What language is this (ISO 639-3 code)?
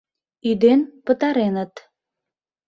chm